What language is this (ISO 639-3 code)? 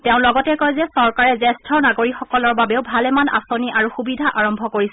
asm